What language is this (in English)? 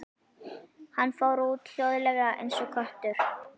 Icelandic